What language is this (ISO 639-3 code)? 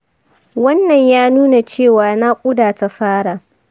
hau